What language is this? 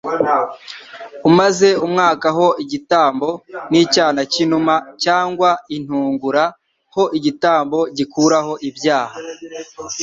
Kinyarwanda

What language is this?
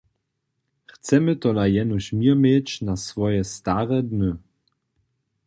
Upper Sorbian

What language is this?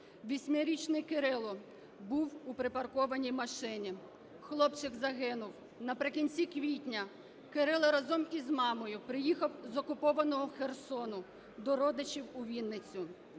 Ukrainian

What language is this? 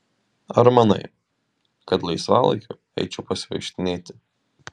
Lithuanian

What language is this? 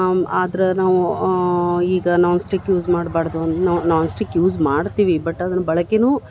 Kannada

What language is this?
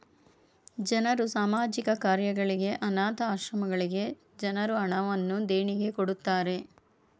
Kannada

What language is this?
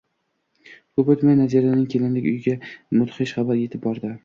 Uzbek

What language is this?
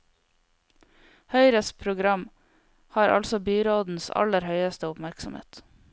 Norwegian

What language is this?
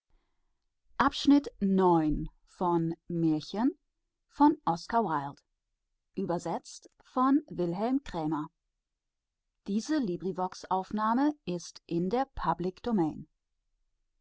German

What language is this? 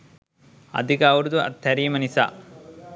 Sinhala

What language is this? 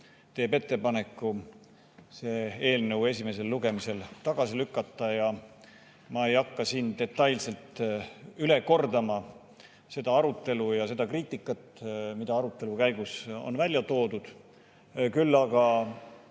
Estonian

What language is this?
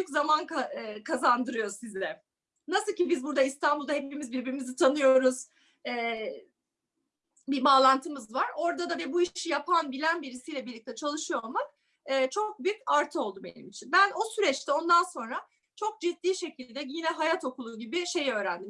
Turkish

